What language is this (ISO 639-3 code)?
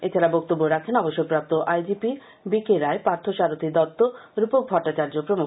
ben